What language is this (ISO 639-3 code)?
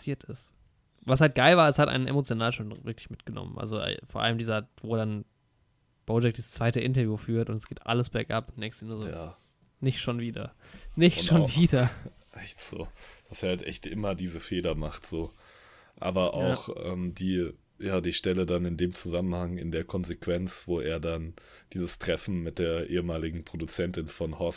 deu